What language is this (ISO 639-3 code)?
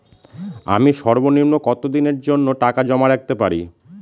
ben